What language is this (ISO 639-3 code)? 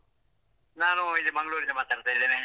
kan